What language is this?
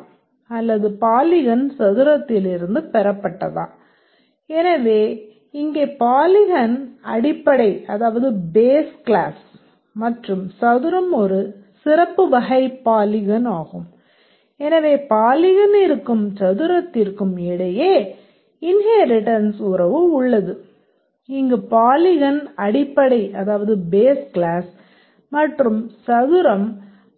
Tamil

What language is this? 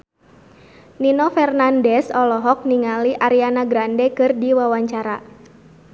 Sundanese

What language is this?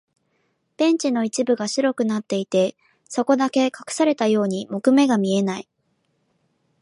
Japanese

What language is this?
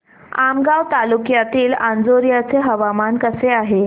Marathi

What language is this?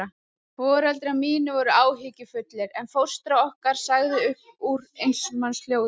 Icelandic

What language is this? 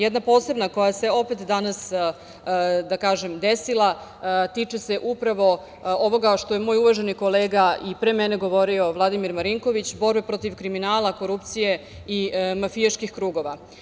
Serbian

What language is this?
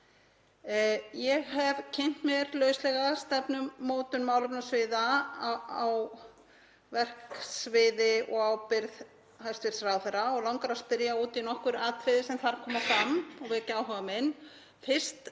Icelandic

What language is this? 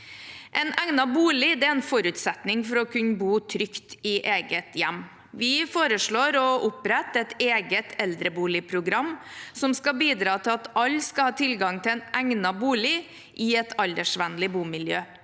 Norwegian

